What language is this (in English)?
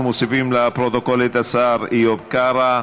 Hebrew